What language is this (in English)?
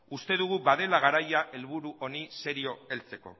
Basque